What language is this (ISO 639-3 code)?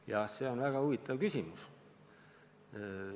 est